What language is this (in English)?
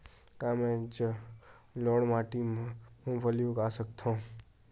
Chhattisgarhi